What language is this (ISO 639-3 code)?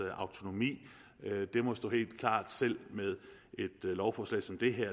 dan